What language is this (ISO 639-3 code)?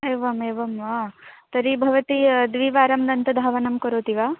san